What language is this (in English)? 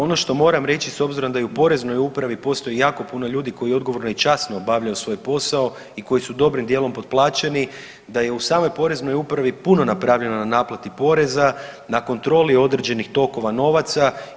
Croatian